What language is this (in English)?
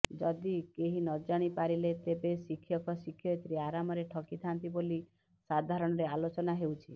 Odia